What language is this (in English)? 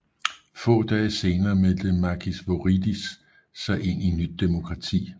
Danish